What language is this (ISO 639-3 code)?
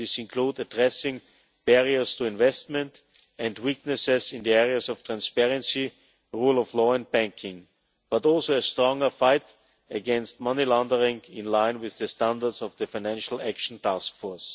eng